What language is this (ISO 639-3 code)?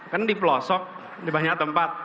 ind